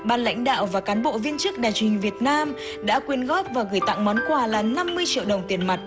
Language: Vietnamese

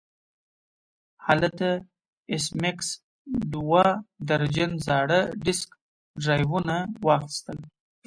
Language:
Pashto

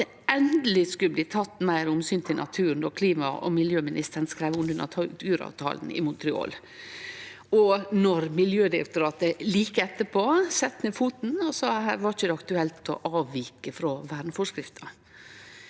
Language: Norwegian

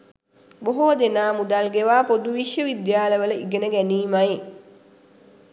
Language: Sinhala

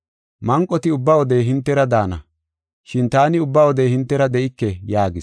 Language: Gofa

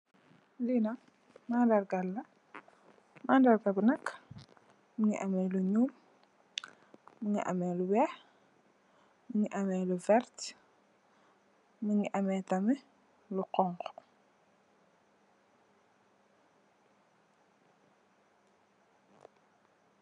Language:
Wolof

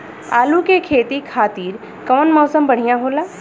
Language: Bhojpuri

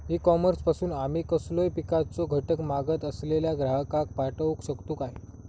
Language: Marathi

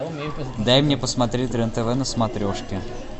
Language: Russian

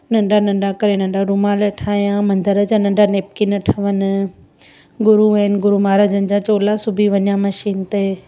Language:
Sindhi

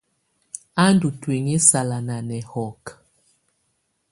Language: Tunen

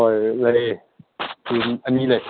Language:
Manipuri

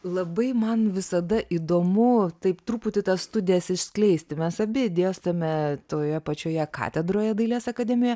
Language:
Lithuanian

